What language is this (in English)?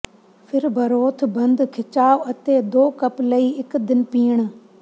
Punjabi